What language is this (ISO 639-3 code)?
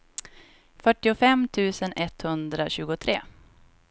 swe